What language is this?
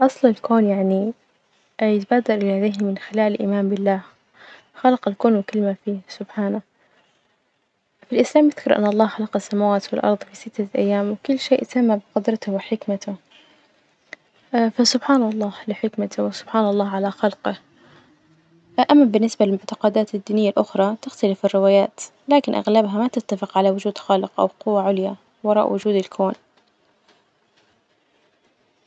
Najdi Arabic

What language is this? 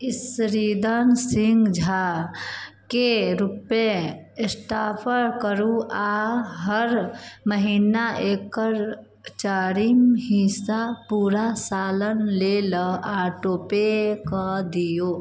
Maithili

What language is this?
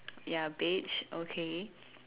English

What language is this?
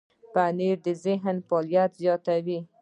Pashto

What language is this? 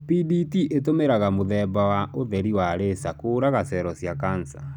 Kikuyu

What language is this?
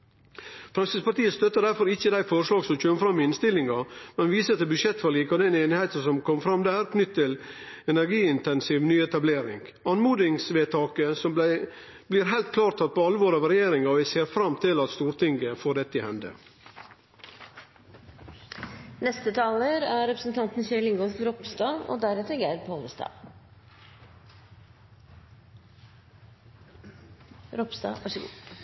Norwegian Nynorsk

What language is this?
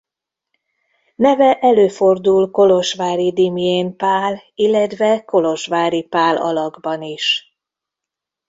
Hungarian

